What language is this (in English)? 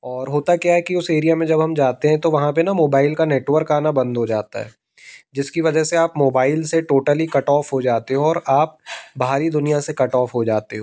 Hindi